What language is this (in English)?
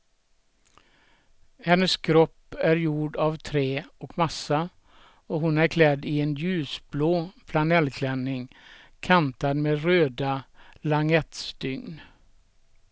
Swedish